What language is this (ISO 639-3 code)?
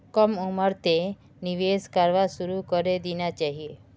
mag